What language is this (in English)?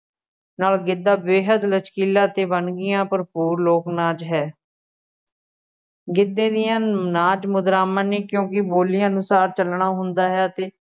Punjabi